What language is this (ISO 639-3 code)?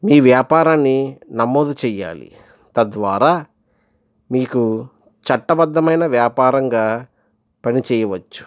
tel